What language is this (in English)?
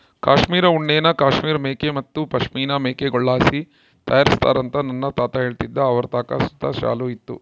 Kannada